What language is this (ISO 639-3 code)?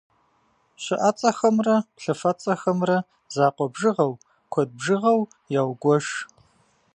kbd